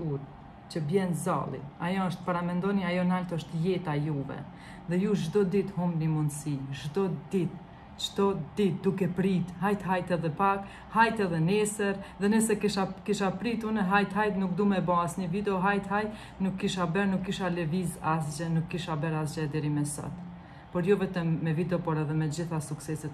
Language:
Romanian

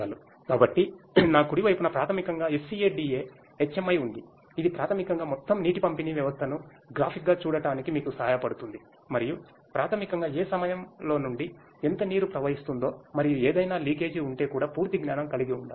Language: Telugu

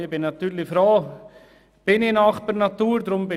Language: Swiss German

